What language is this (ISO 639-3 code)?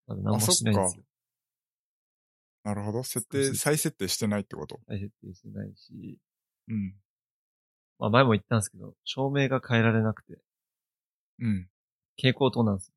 jpn